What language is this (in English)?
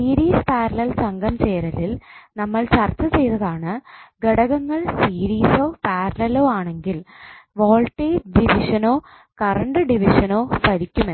Malayalam